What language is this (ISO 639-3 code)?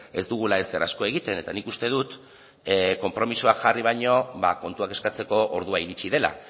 eus